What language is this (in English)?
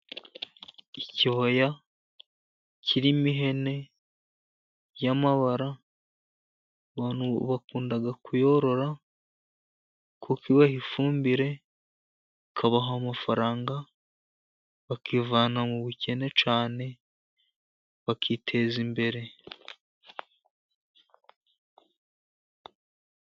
Kinyarwanda